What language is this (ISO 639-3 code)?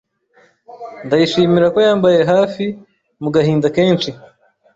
kin